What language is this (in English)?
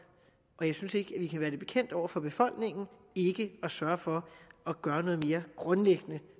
Danish